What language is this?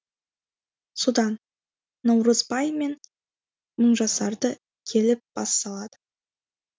Kazakh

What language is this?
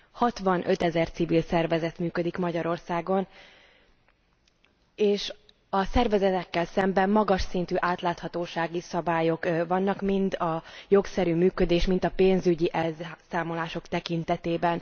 Hungarian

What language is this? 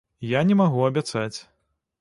Belarusian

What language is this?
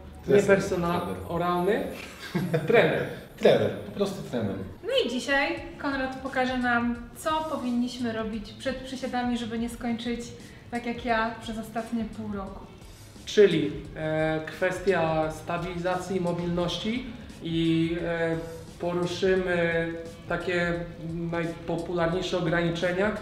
Polish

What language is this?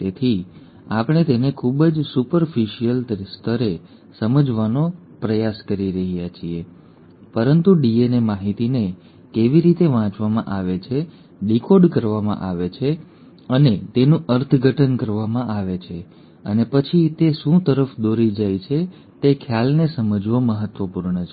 Gujarati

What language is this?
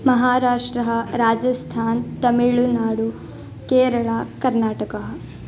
Sanskrit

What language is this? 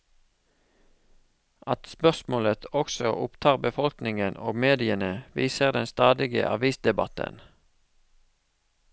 Norwegian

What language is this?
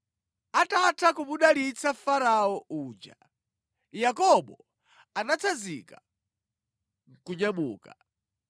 Nyanja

